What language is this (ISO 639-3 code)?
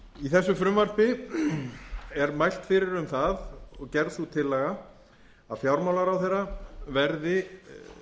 isl